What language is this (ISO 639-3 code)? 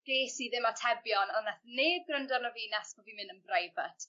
cym